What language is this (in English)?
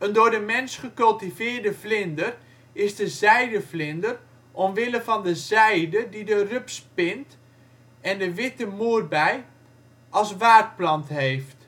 Dutch